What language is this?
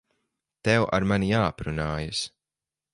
Latvian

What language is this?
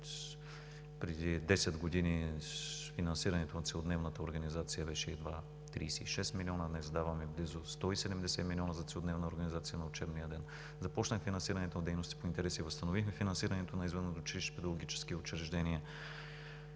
Bulgarian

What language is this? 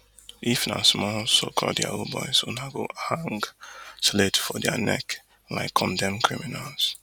Nigerian Pidgin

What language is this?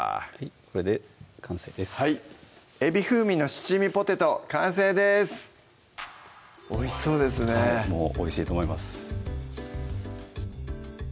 Japanese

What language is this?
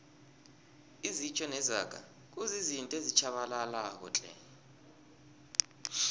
South Ndebele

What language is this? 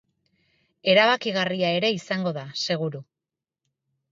Basque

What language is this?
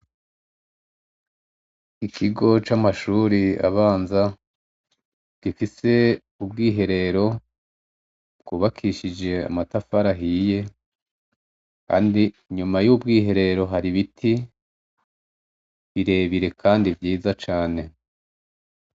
Rundi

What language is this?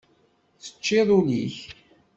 Kabyle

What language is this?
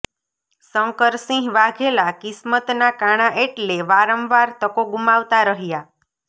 Gujarati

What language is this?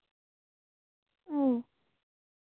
Santali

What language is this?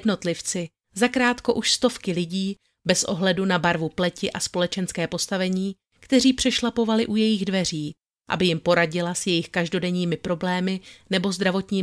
Czech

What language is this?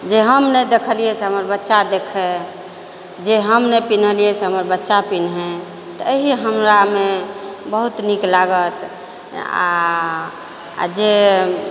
Maithili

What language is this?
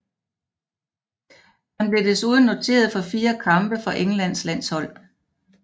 Danish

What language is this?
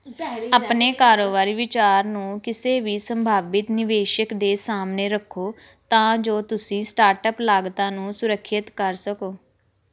Punjabi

